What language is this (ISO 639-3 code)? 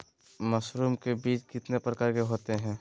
mag